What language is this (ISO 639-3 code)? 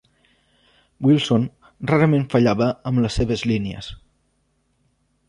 cat